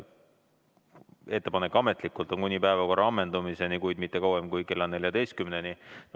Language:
Estonian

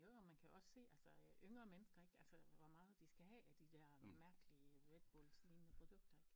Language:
Danish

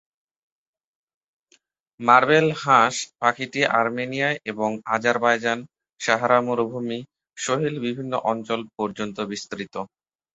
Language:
Bangla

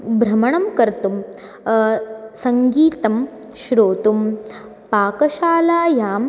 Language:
Sanskrit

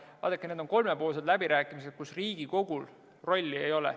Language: Estonian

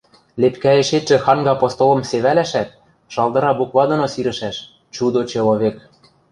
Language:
Western Mari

